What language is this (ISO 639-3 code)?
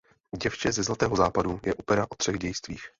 ces